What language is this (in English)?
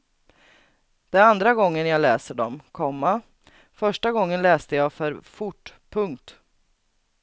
Swedish